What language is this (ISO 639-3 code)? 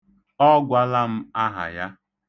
ibo